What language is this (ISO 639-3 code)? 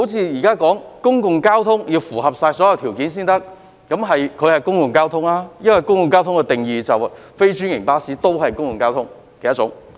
yue